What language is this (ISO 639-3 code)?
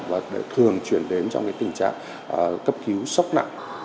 vie